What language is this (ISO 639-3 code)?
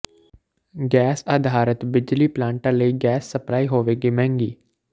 pan